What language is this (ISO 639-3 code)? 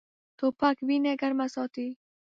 pus